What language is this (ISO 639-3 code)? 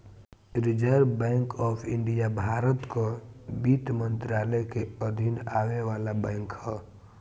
bho